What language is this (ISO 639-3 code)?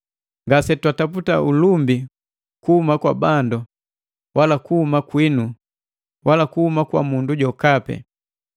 mgv